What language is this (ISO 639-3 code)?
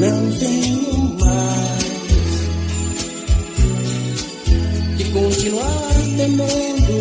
por